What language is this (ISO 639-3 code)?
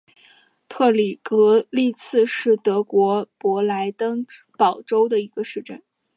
zho